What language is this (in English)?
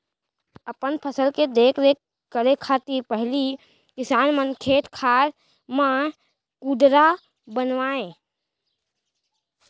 Chhattisgarhi